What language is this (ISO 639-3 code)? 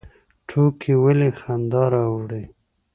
pus